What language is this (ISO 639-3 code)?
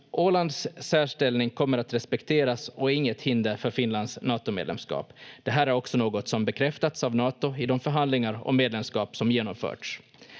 fin